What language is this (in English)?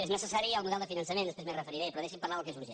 Catalan